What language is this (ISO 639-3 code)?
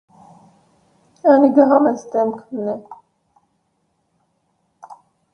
hye